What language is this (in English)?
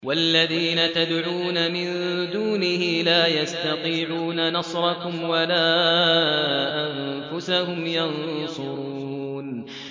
Arabic